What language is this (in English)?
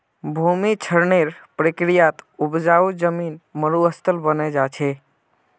Magahi